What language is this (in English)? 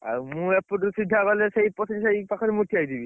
Odia